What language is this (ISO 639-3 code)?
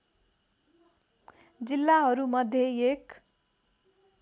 nep